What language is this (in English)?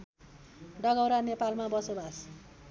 Nepali